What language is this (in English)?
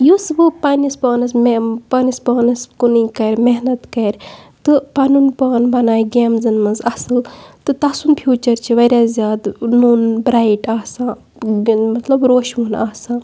Kashmiri